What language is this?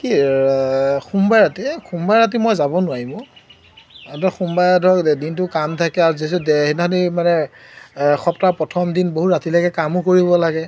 Assamese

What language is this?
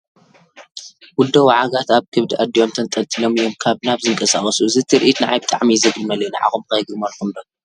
Tigrinya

